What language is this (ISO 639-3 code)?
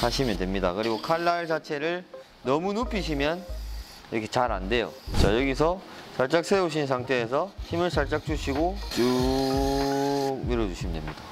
kor